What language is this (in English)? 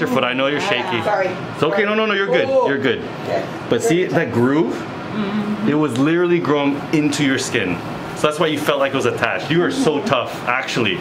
English